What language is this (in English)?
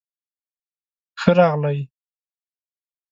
Pashto